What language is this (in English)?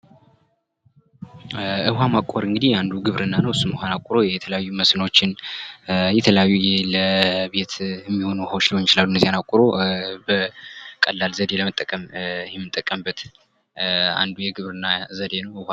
Amharic